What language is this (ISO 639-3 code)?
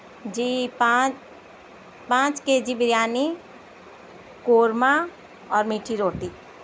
urd